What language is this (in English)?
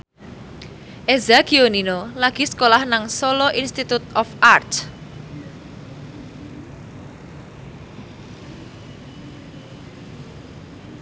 Javanese